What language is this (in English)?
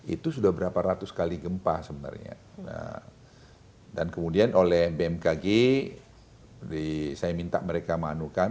Indonesian